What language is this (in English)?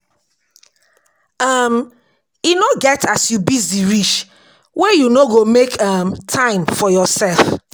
Nigerian Pidgin